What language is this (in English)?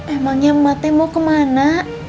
Indonesian